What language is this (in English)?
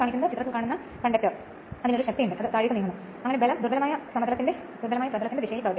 Malayalam